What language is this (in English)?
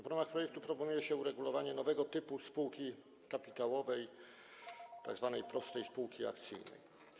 Polish